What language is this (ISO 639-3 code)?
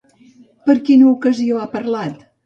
cat